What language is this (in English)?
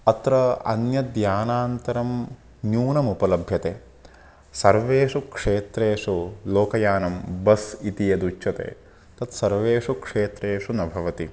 Sanskrit